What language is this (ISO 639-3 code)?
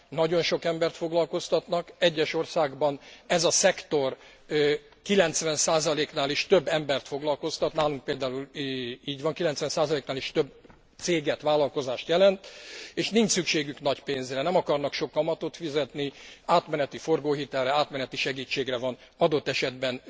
hun